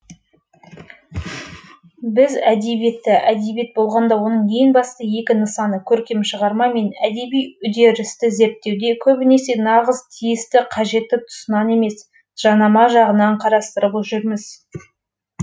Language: Kazakh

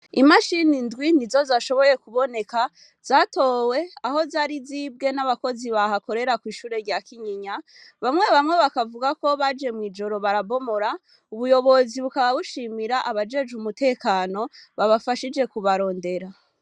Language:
Rundi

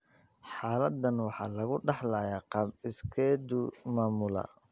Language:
Somali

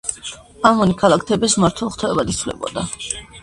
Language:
Georgian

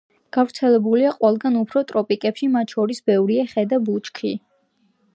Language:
Georgian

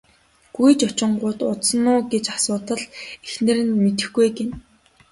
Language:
Mongolian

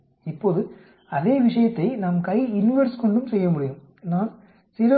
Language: Tamil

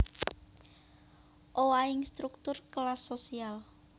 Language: Javanese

